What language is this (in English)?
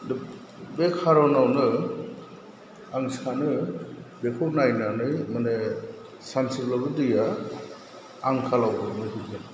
Bodo